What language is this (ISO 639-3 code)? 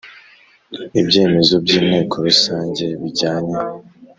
kin